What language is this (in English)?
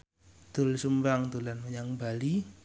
Javanese